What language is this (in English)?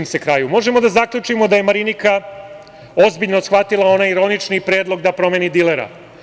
Serbian